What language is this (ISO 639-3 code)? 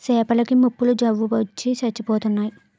tel